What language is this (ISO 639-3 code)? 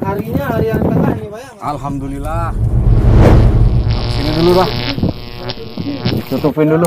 ind